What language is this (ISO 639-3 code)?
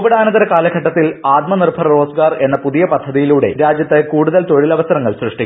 mal